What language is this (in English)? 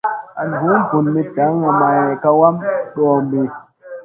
Musey